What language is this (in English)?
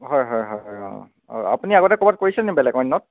Assamese